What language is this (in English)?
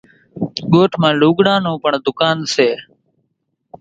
Kachi Koli